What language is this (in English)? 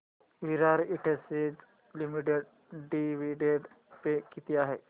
Marathi